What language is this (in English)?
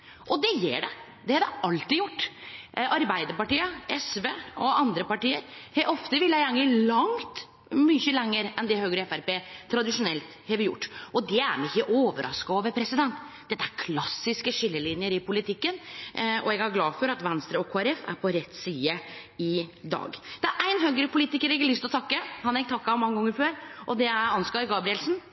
Norwegian Nynorsk